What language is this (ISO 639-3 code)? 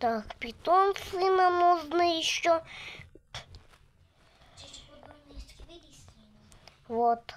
rus